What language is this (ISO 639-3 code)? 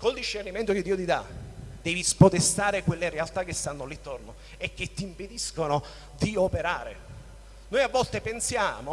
ita